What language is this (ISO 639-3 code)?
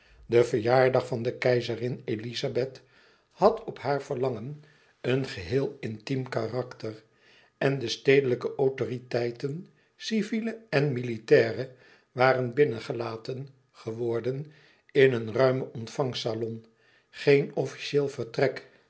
nld